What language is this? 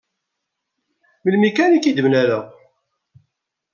Kabyle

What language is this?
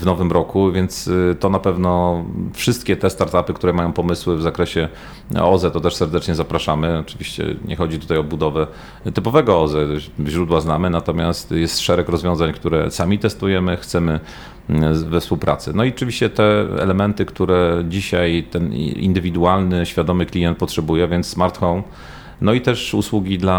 Polish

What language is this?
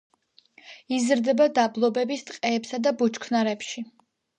Georgian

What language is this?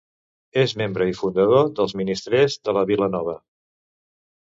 Catalan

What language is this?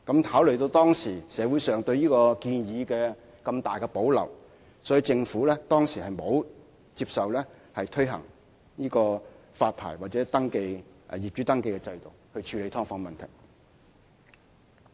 Cantonese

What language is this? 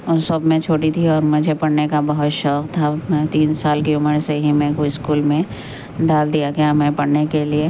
Urdu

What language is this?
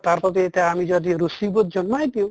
Assamese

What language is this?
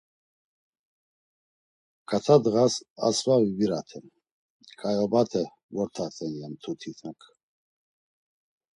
Laz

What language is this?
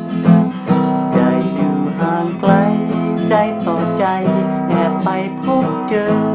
Thai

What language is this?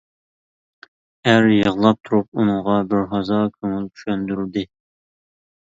Uyghur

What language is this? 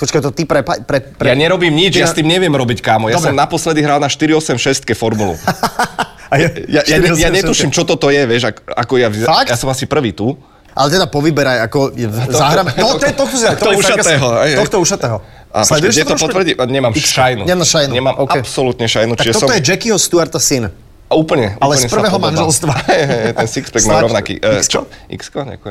Slovak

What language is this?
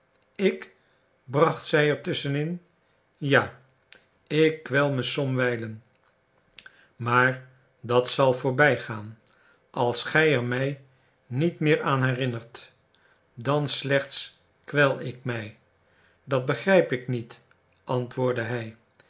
Dutch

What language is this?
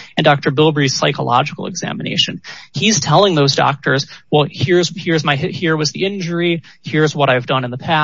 English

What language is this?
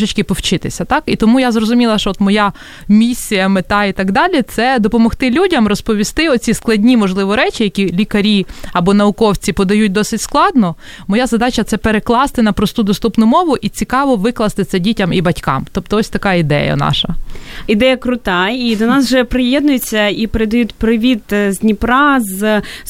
Ukrainian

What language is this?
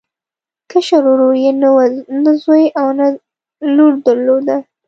Pashto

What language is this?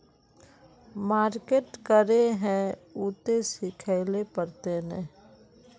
Magahi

